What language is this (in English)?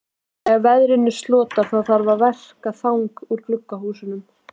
Icelandic